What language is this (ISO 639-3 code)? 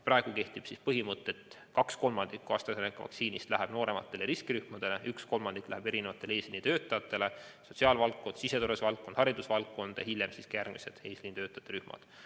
est